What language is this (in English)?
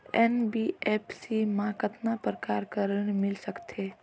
Chhattisgarhi